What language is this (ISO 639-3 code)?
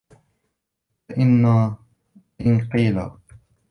ara